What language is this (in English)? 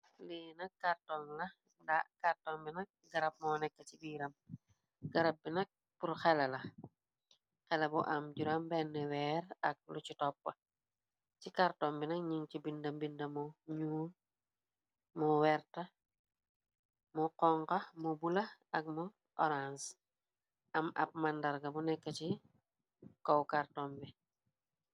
Wolof